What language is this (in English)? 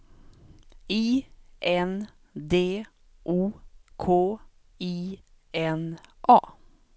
Swedish